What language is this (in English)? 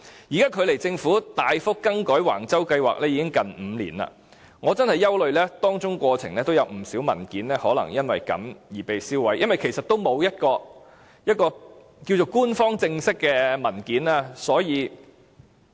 Cantonese